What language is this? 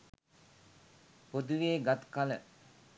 Sinhala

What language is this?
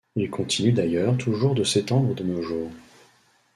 French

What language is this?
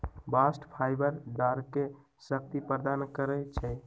Magahi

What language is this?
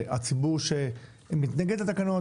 Hebrew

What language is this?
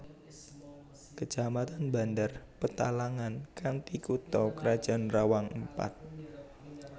Javanese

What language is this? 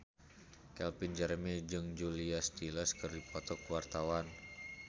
Sundanese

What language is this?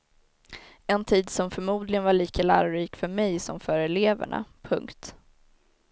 Swedish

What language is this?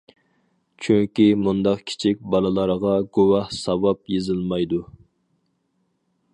Uyghur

